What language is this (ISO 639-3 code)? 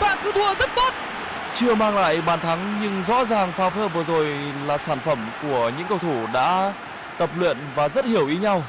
vie